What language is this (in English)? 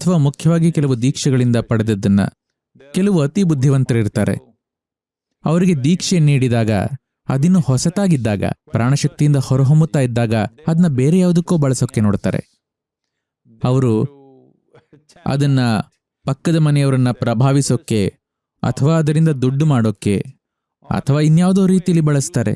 English